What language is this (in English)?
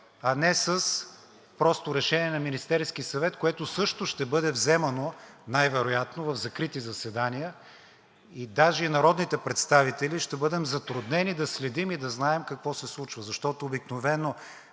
Bulgarian